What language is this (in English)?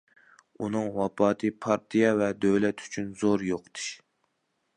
Uyghur